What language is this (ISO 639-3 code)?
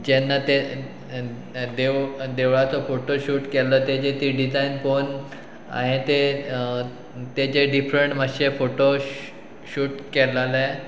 kok